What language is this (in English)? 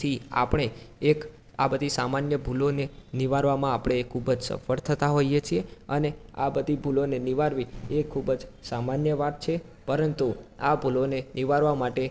Gujarati